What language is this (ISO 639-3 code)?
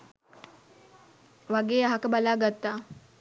sin